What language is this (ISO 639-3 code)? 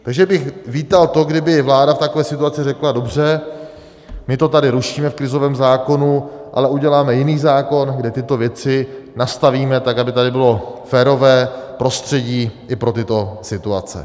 ces